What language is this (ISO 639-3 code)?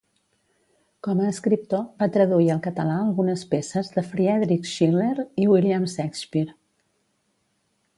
cat